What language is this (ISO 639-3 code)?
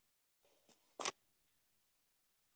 isl